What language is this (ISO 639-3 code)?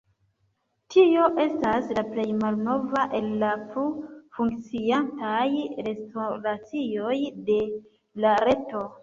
epo